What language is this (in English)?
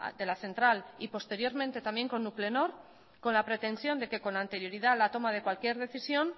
Spanish